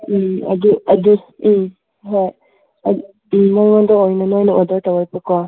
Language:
Manipuri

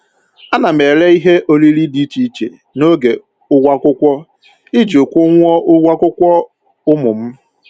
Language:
Igbo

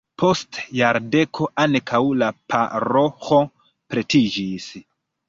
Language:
Esperanto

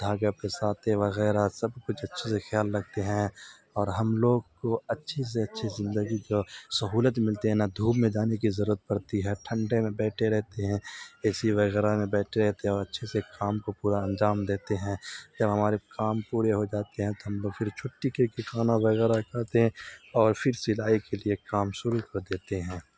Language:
Urdu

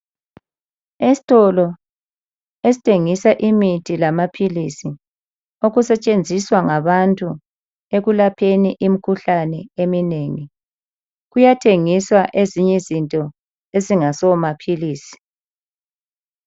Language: North Ndebele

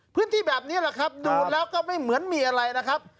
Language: Thai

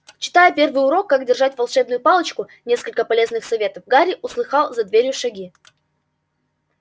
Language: Russian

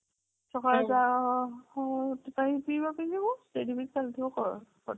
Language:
Odia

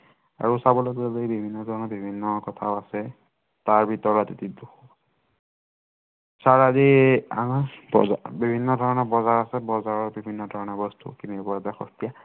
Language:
Assamese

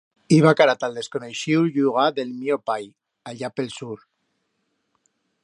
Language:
Aragonese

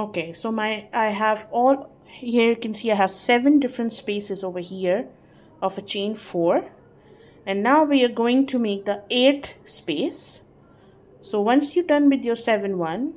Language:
English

